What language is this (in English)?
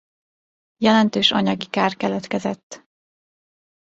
Hungarian